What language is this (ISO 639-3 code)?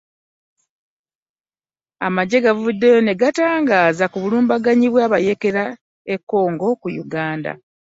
lug